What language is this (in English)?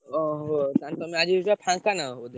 Odia